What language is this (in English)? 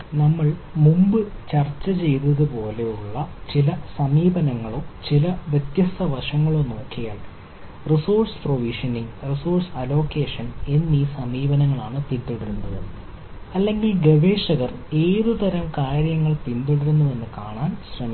Malayalam